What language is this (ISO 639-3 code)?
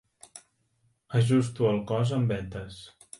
cat